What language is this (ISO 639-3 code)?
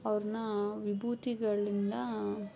kan